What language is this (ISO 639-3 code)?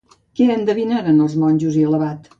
cat